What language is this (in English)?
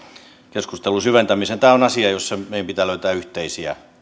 Finnish